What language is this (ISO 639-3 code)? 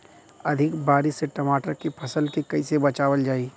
bho